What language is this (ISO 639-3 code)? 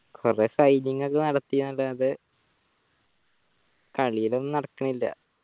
mal